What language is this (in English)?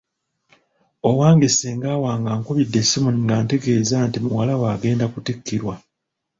Ganda